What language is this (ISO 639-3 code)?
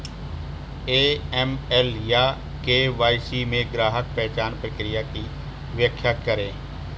hin